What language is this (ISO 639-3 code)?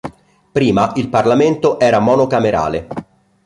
ita